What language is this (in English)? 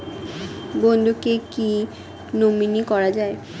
Bangla